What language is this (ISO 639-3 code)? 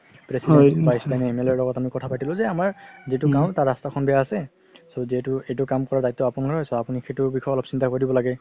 asm